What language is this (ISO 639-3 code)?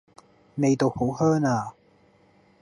yue